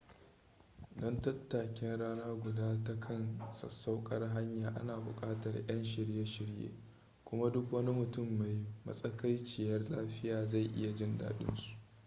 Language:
Hausa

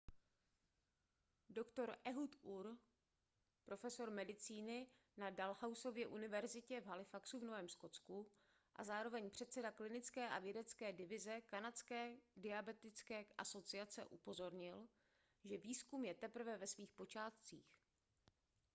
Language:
Czech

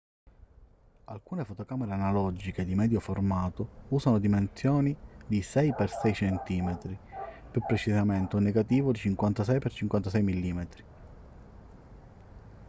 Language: Italian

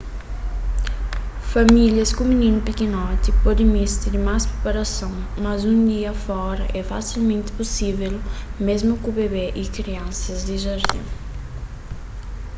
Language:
Kabuverdianu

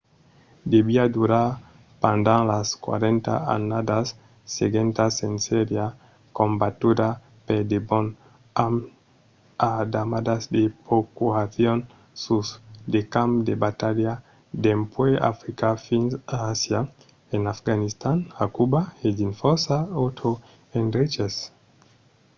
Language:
Occitan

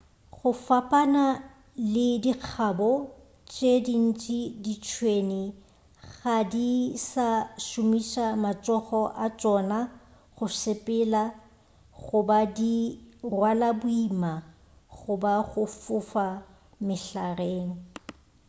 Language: Northern Sotho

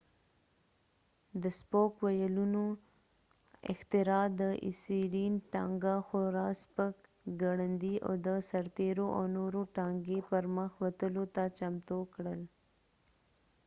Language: Pashto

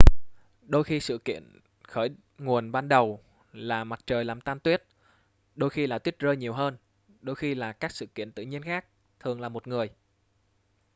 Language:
Vietnamese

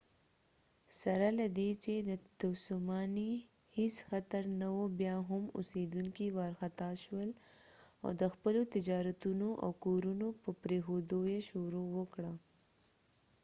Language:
Pashto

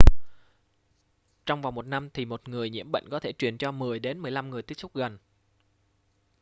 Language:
Vietnamese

